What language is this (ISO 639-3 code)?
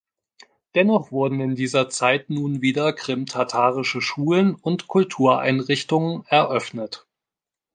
deu